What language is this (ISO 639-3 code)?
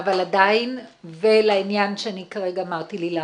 heb